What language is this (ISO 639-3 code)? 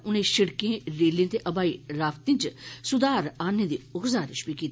doi